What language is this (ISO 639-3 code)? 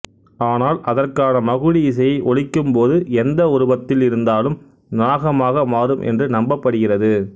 tam